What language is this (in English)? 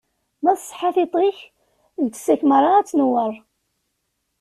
Kabyle